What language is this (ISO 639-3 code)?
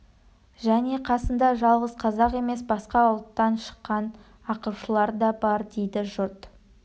kaz